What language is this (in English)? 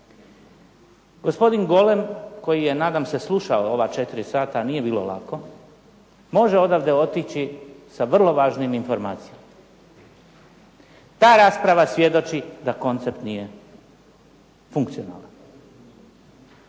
Croatian